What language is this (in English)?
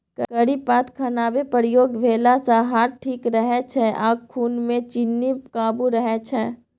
Maithili